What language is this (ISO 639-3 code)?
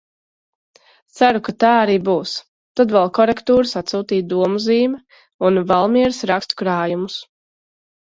lav